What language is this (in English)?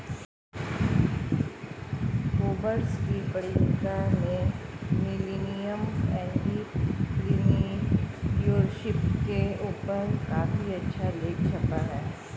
Hindi